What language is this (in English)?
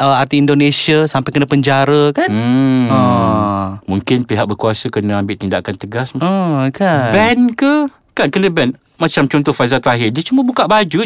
Malay